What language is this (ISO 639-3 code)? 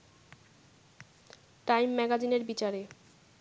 ben